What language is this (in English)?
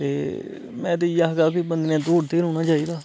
Dogri